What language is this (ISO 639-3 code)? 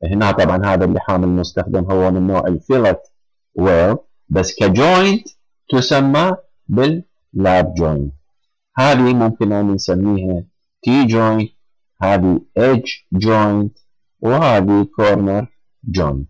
ara